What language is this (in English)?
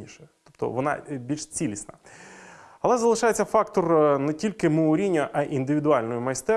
Ukrainian